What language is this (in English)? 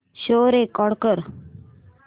Marathi